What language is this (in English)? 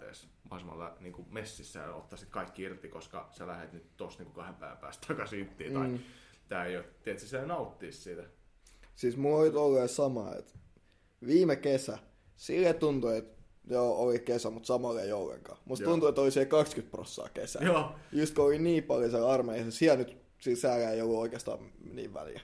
Finnish